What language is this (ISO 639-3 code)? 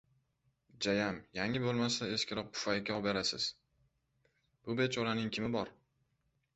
uzb